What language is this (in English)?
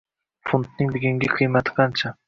Uzbek